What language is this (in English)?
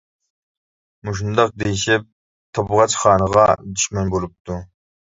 Uyghur